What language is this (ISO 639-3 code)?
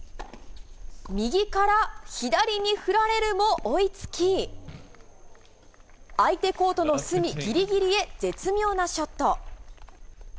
jpn